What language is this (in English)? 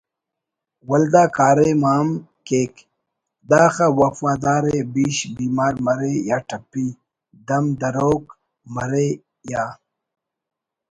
Brahui